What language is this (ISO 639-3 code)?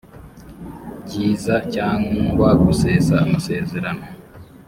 kin